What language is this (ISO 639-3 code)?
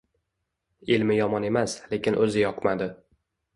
uzb